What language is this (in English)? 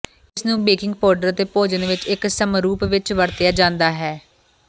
Punjabi